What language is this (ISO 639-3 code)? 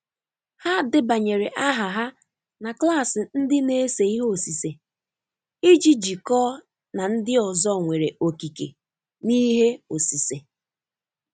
ibo